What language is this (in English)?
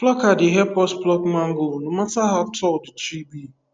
Nigerian Pidgin